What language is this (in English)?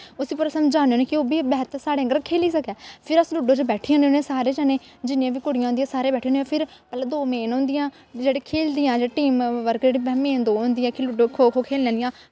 Dogri